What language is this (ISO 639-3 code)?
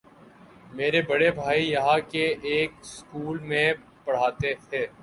urd